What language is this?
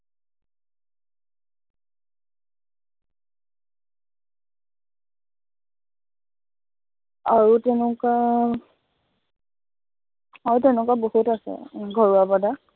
Assamese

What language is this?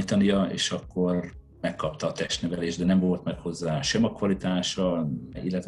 Hungarian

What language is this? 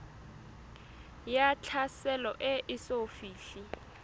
Southern Sotho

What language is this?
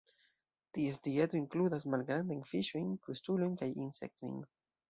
Esperanto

